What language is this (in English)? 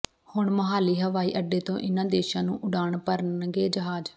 Punjabi